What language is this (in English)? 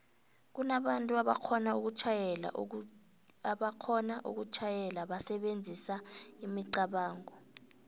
South Ndebele